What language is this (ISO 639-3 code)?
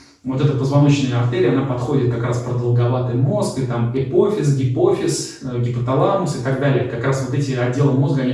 rus